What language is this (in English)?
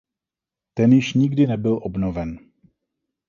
Czech